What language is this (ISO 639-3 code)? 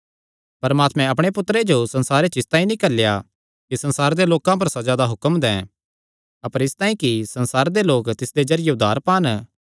xnr